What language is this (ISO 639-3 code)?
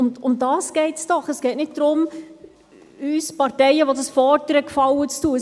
gsw